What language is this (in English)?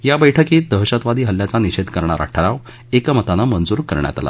Marathi